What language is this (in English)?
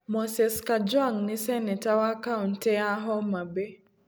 Kikuyu